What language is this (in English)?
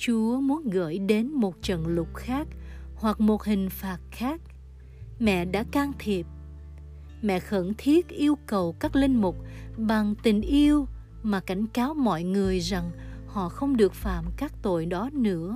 Vietnamese